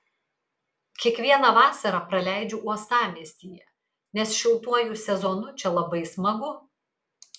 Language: Lithuanian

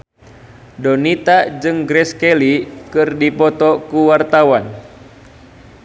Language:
Sundanese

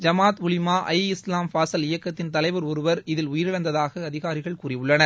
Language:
Tamil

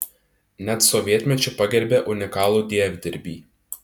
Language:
Lithuanian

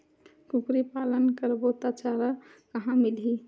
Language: Chhattisgarhi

